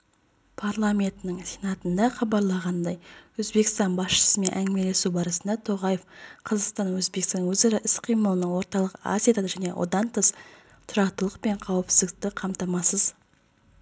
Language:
Kazakh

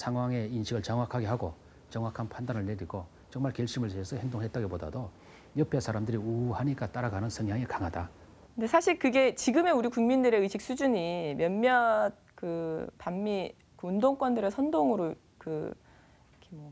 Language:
Korean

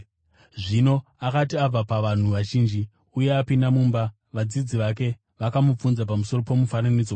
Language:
Shona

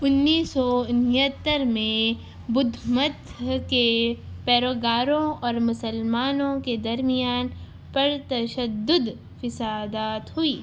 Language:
Urdu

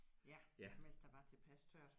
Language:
Danish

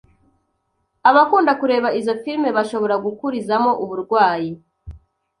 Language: Kinyarwanda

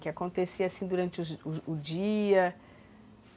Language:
Portuguese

